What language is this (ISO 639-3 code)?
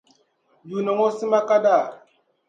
dag